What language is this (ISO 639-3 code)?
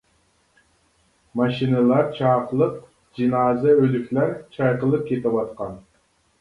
uig